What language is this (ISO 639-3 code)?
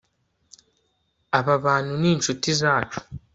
kin